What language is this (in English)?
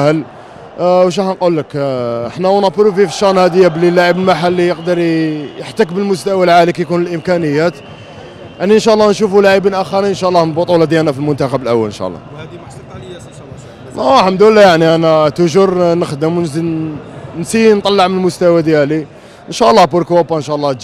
Arabic